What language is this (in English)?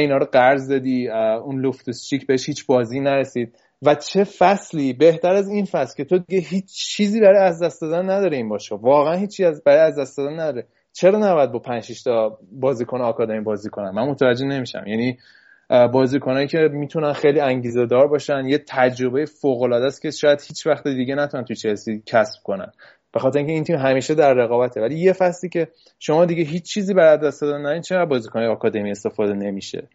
Persian